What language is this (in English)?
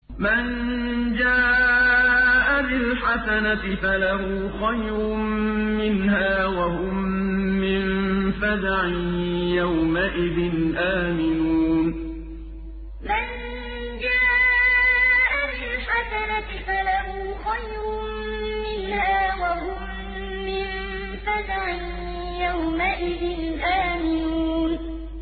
Arabic